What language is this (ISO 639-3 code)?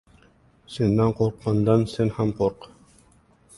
uzb